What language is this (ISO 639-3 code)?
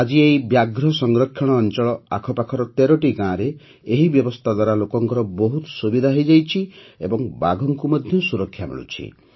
ori